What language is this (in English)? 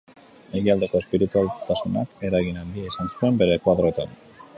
Basque